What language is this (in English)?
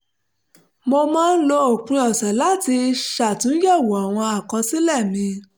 Yoruba